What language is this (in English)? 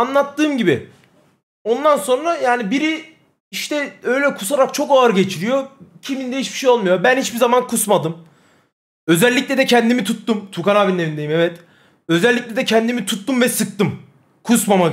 Turkish